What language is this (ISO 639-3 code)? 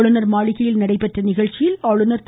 tam